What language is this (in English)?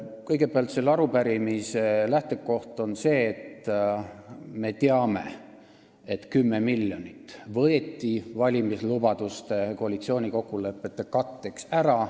Estonian